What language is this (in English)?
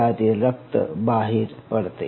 Marathi